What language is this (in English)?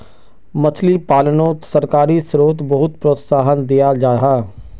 Magahi